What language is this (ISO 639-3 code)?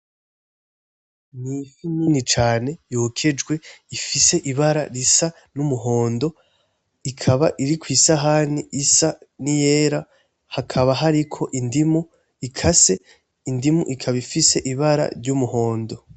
run